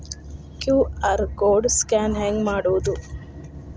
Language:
Kannada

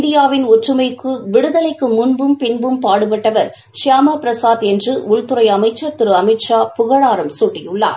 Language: Tamil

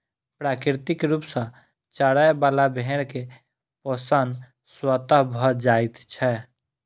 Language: Maithili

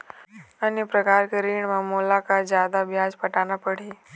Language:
Chhattisgarhi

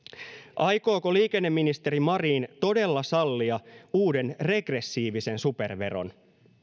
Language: Finnish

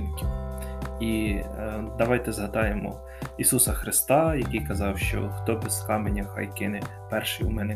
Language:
Ukrainian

